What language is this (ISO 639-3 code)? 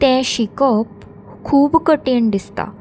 kok